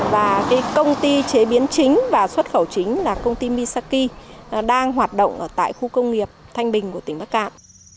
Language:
Vietnamese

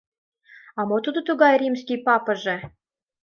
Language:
Mari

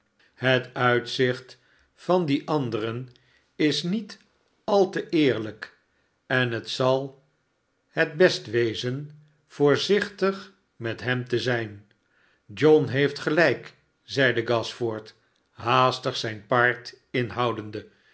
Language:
Dutch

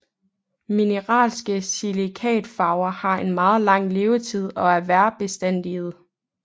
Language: Danish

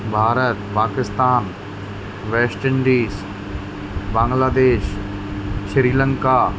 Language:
Sindhi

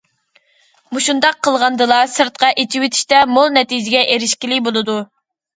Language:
Uyghur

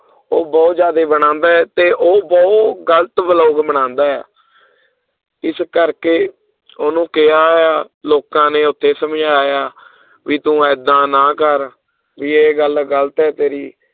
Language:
Punjabi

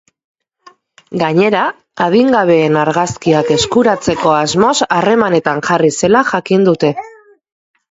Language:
Basque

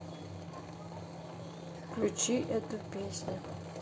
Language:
Russian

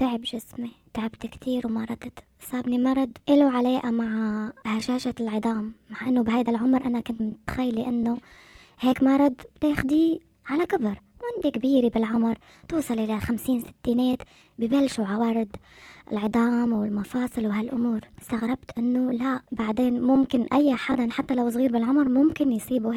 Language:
Arabic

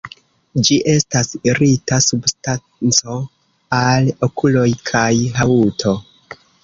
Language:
Esperanto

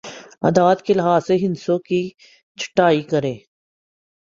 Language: Urdu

